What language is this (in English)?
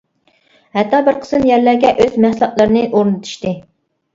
Uyghur